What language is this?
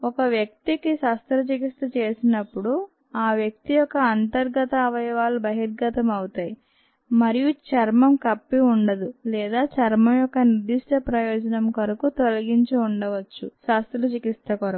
Telugu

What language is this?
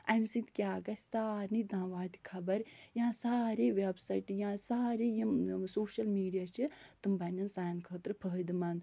Kashmiri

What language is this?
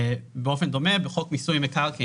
Hebrew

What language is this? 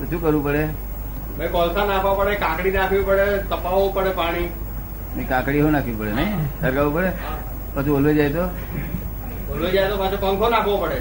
Gujarati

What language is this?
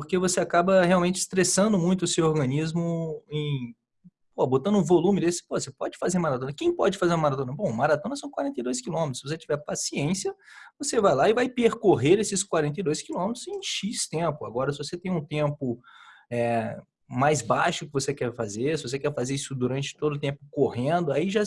Portuguese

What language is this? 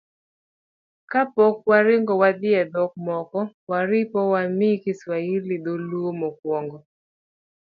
Luo (Kenya and Tanzania)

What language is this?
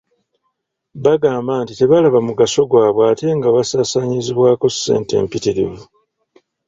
Ganda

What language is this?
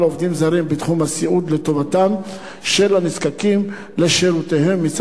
Hebrew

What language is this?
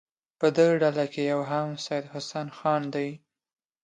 Pashto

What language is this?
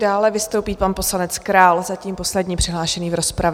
Czech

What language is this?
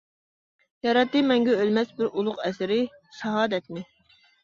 Uyghur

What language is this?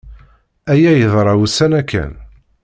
Kabyle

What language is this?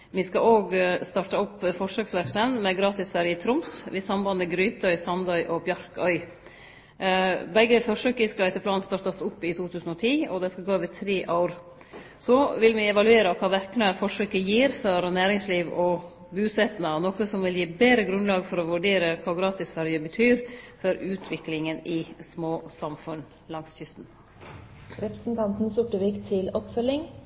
Norwegian Nynorsk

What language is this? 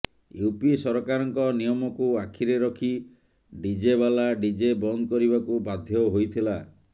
Odia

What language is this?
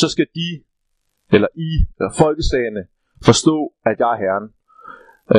Danish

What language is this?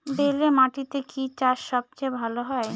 Bangla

